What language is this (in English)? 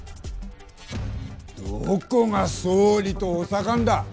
Japanese